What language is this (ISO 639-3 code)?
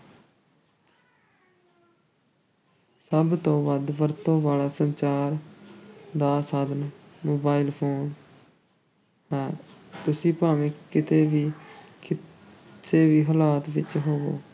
pan